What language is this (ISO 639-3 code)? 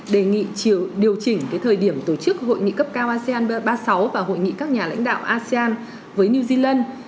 vie